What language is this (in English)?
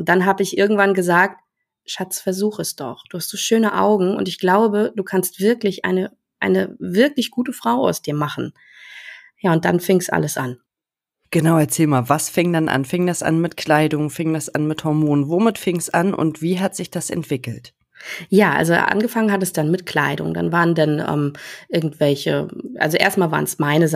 German